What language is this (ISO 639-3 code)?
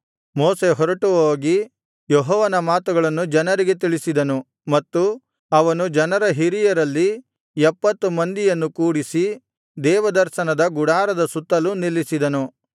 kan